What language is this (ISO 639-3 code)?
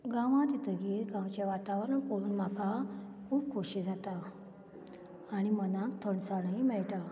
kok